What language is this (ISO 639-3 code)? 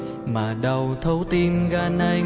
vie